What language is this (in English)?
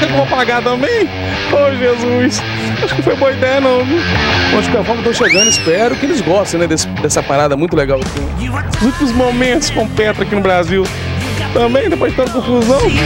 Portuguese